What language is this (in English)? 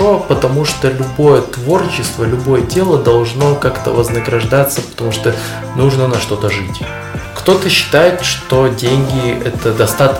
Russian